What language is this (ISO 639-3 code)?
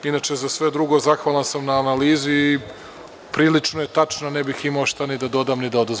srp